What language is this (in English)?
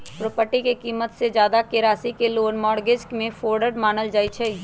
Magahi